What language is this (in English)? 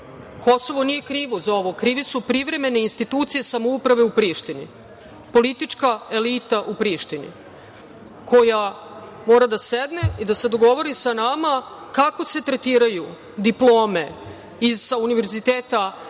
Serbian